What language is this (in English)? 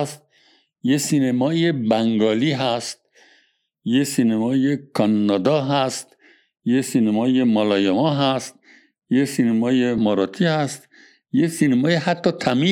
Persian